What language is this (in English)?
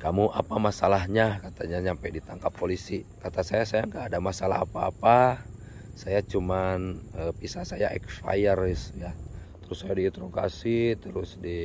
Indonesian